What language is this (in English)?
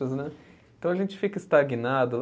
Portuguese